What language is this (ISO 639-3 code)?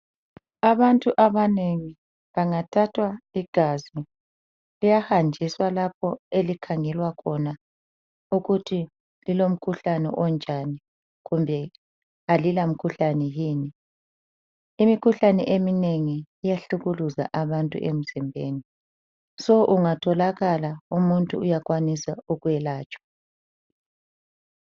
nde